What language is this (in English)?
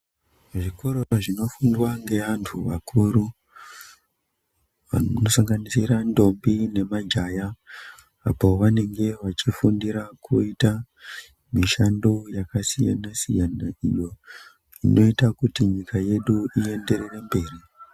Ndau